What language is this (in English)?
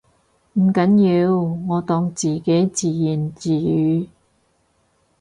Cantonese